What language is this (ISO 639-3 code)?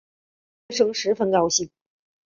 zho